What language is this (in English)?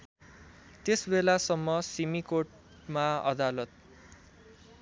Nepali